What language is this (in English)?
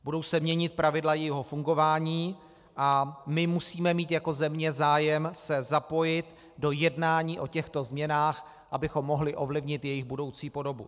Czech